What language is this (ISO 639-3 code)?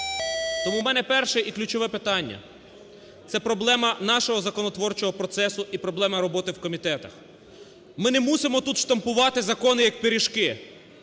ukr